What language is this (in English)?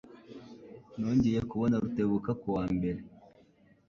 Kinyarwanda